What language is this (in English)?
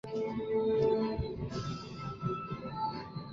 Chinese